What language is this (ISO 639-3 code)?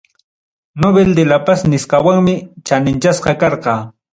quy